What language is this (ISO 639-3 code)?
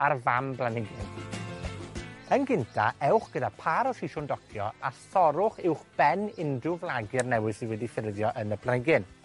cym